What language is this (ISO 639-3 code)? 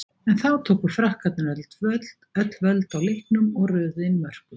isl